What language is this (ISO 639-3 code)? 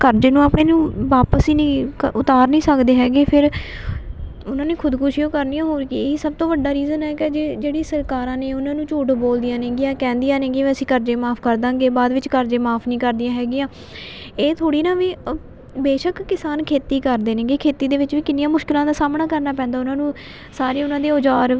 pan